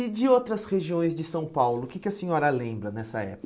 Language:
Portuguese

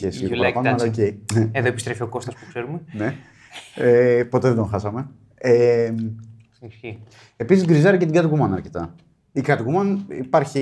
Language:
Greek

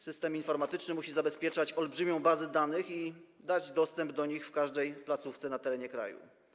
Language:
Polish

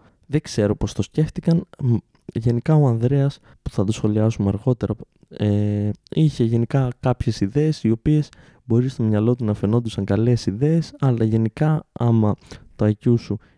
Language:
Greek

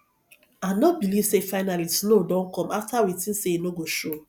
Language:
Nigerian Pidgin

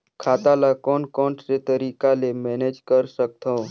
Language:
Chhattisgarhi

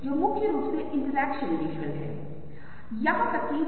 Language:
Hindi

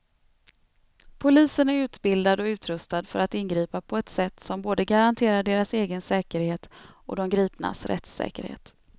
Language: Swedish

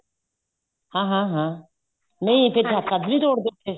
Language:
Punjabi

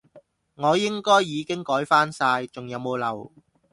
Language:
Cantonese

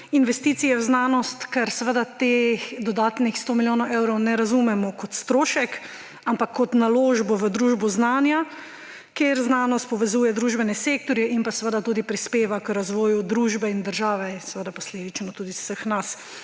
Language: Slovenian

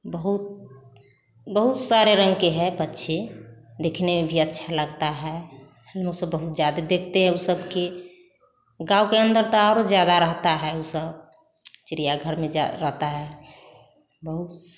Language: Hindi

